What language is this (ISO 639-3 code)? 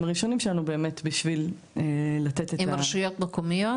heb